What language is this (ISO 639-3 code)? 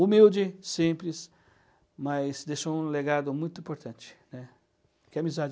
por